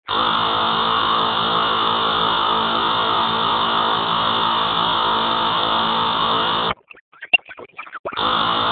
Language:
Pashto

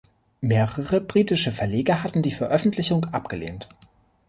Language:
German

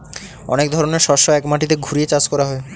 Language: Bangla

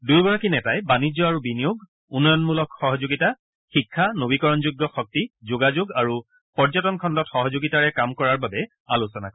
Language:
Assamese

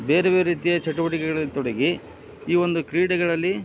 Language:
Kannada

